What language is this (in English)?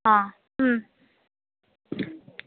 Konkani